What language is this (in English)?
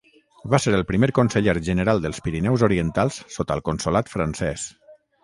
Catalan